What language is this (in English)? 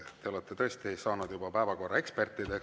Estonian